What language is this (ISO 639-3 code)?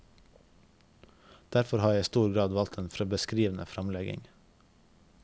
nor